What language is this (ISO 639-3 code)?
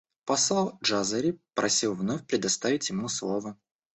rus